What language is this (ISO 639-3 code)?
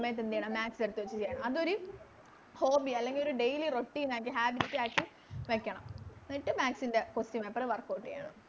mal